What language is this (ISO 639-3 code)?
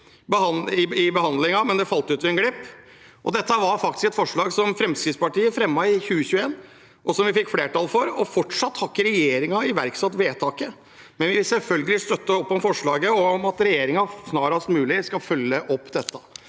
nor